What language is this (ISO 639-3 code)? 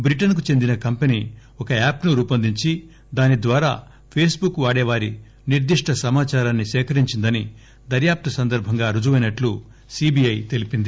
tel